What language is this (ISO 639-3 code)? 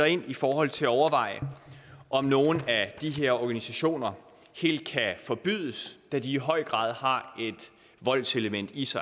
dan